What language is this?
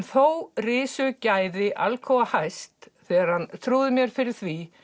Icelandic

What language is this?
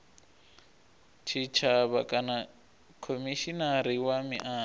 Venda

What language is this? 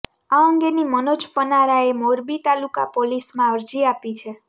Gujarati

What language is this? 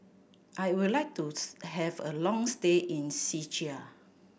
English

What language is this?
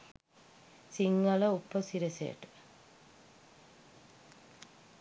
Sinhala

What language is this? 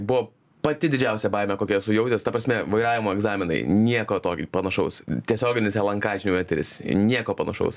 Lithuanian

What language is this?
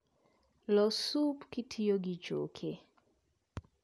Luo (Kenya and Tanzania)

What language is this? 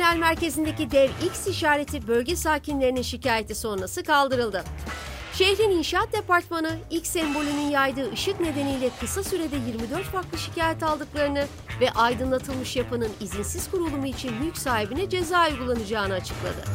Turkish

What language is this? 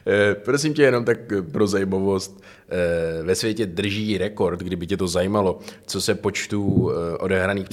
Czech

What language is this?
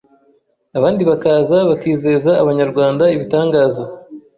Kinyarwanda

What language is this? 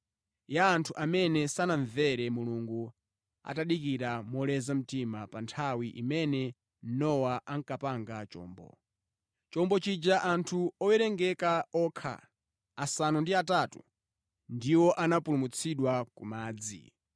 Nyanja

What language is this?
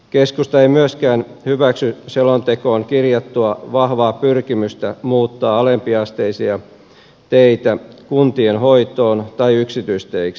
Finnish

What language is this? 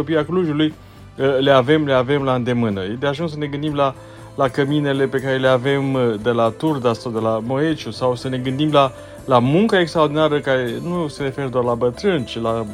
Romanian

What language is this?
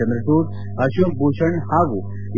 Kannada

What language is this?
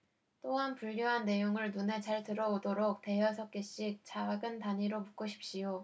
Korean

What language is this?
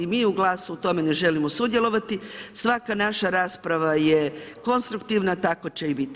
Croatian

